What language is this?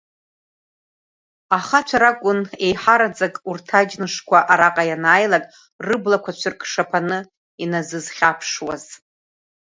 Abkhazian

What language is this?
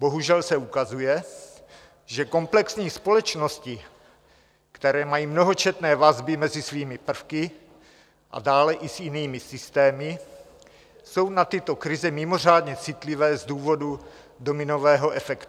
Czech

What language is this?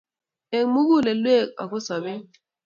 Kalenjin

